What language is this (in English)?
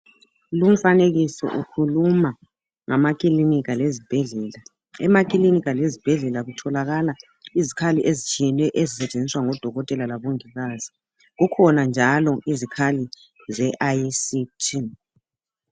North Ndebele